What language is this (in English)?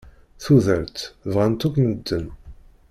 Kabyle